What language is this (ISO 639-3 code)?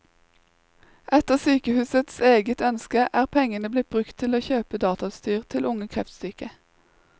nor